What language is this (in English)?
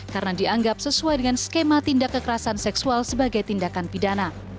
Indonesian